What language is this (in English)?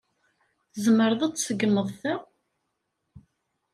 Kabyle